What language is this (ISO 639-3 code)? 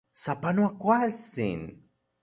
ncx